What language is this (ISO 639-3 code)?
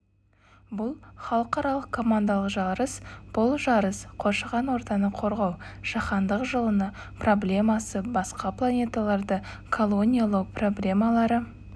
kaz